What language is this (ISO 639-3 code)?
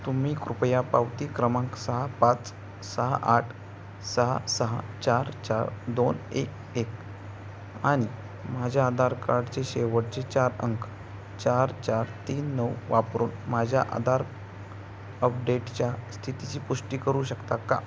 mar